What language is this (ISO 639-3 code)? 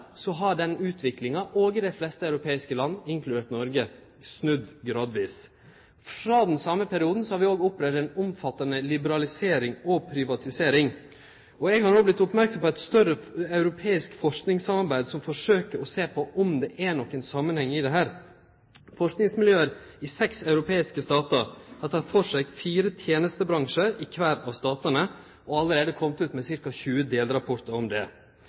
nno